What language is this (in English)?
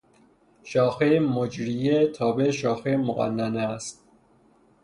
Persian